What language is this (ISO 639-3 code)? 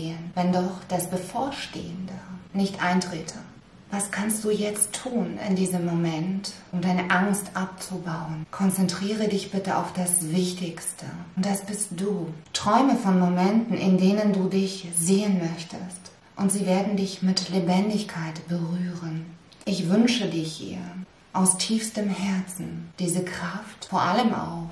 deu